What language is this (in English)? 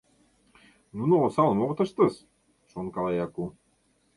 Mari